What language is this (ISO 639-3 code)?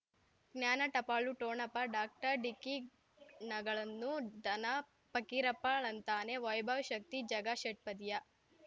kan